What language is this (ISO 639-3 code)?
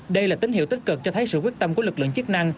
vie